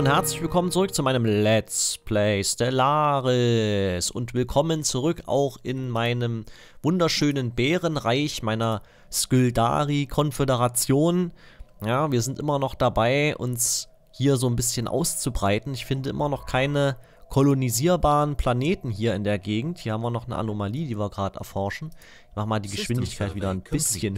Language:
German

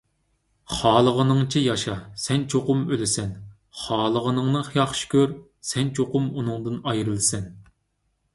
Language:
Uyghur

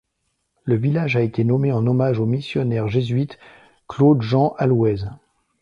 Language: French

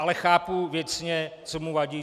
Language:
Czech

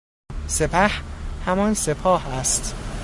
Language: Persian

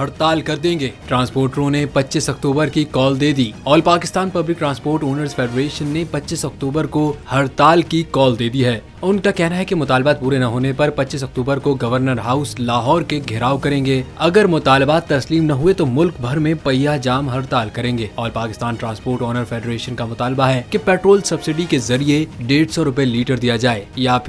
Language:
Hindi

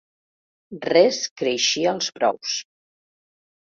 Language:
Catalan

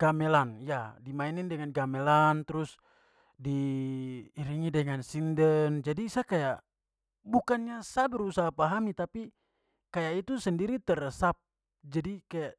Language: Papuan Malay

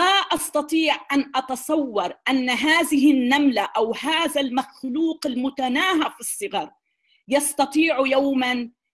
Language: Arabic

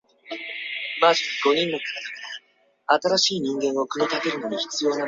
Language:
Chinese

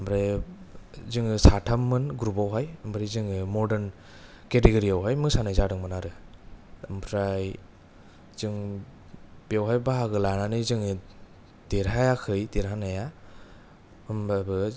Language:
Bodo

